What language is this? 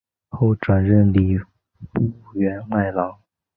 Chinese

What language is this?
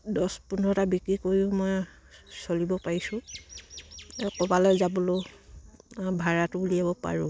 Assamese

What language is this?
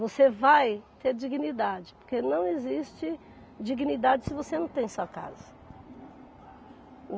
Portuguese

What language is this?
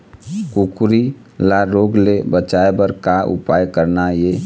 Chhattisgarhi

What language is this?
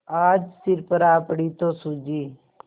Hindi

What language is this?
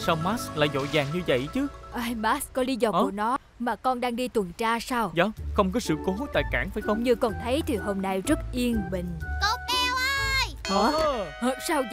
Vietnamese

